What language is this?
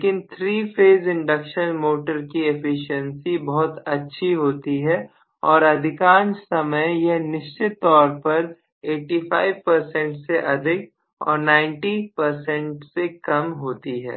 Hindi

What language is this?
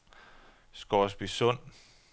Danish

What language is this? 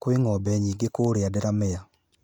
Kikuyu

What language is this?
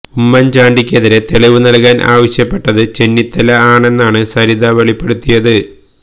Malayalam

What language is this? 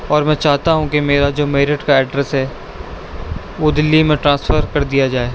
Urdu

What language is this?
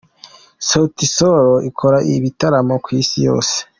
Kinyarwanda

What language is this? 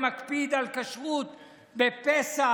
Hebrew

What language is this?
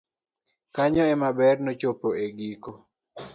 Luo (Kenya and Tanzania)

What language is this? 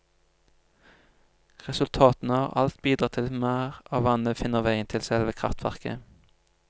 Norwegian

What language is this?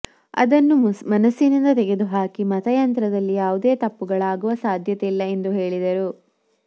Kannada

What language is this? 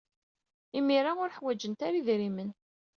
Kabyle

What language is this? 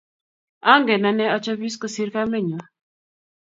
Kalenjin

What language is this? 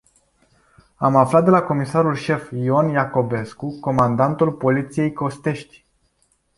Romanian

